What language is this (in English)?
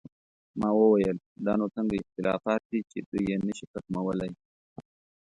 Pashto